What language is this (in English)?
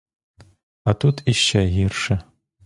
Ukrainian